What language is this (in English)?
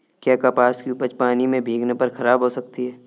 Hindi